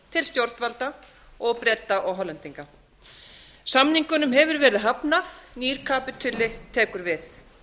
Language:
Icelandic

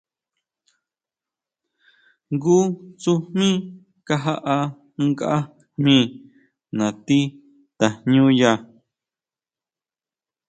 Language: Huautla Mazatec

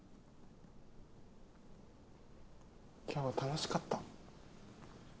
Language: Japanese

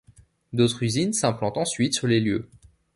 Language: French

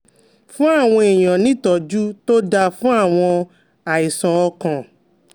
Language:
Yoruba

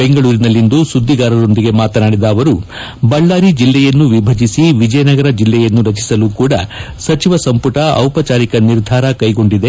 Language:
Kannada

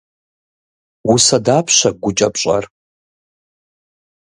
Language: Kabardian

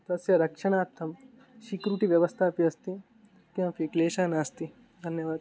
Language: Sanskrit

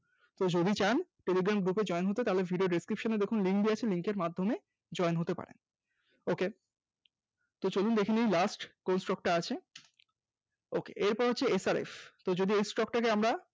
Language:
Bangla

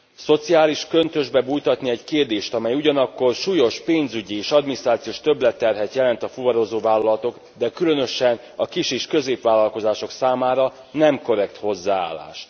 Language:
Hungarian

